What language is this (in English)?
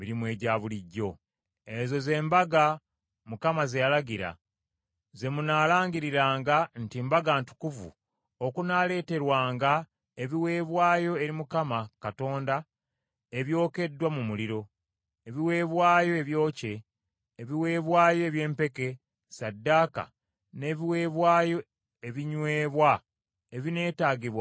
Ganda